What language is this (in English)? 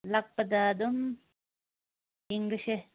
Manipuri